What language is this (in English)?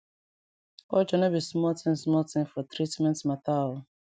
Nigerian Pidgin